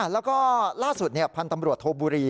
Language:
Thai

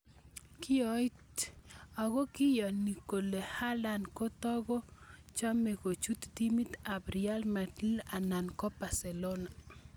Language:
Kalenjin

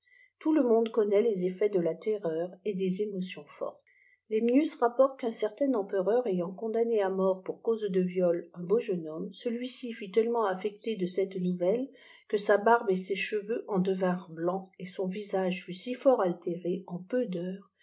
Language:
French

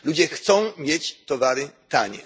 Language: Polish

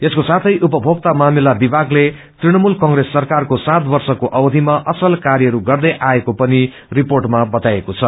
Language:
Nepali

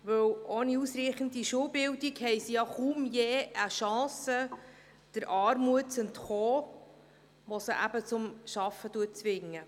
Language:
Swiss German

